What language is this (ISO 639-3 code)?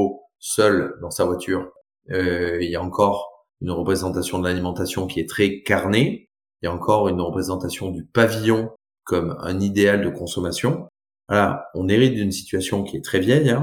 fra